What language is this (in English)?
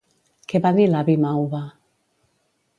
Catalan